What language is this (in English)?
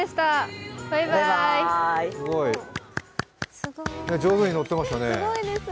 Japanese